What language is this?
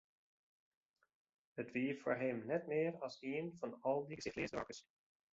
Western Frisian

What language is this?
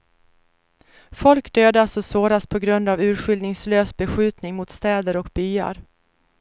Swedish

